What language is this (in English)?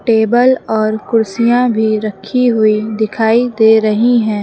Hindi